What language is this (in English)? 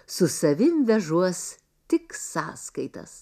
Lithuanian